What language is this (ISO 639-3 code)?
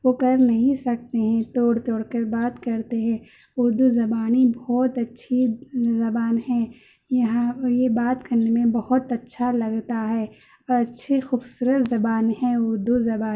urd